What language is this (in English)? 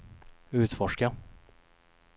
Swedish